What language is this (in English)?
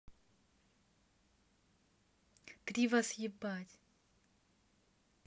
Russian